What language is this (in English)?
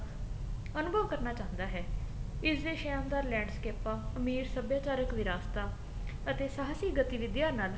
Punjabi